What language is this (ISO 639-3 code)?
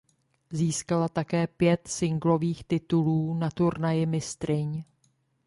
ces